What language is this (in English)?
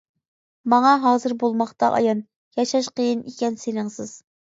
Uyghur